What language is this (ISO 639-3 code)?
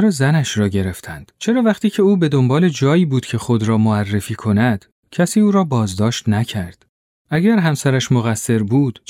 fas